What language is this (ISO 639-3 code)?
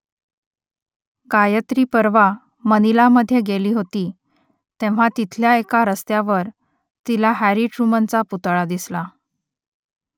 mar